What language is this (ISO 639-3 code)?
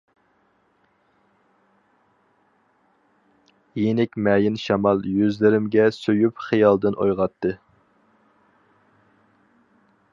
uig